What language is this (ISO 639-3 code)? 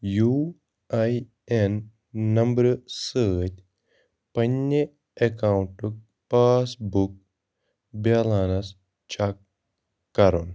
kas